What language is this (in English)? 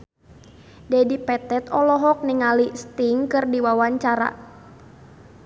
Sundanese